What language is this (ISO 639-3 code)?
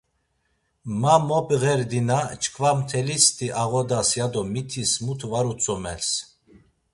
lzz